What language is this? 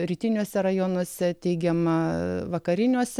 Lithuanian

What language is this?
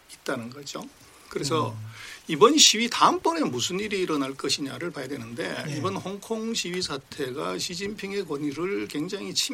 Korean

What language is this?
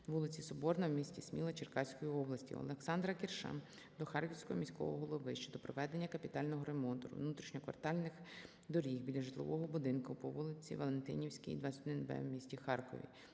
Ukrainian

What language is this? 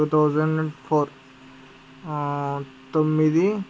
Telugu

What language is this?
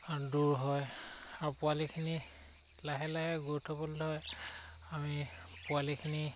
Assamese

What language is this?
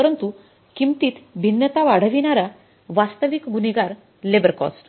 Marathi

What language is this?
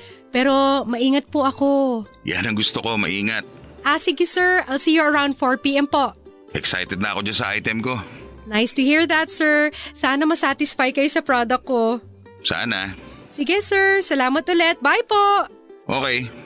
Filipino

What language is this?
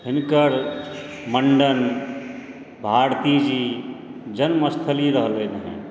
Maithili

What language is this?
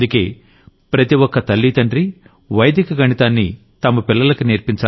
Telugu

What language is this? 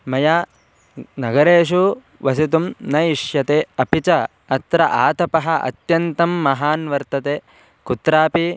Sanskrit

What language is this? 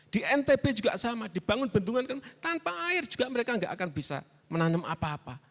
Indonesian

